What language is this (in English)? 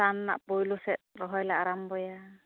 Santali